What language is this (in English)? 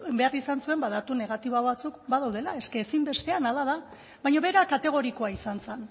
Basque